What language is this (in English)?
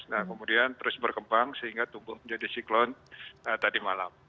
Indonesian